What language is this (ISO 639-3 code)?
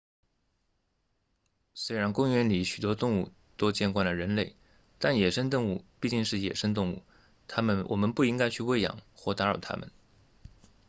zho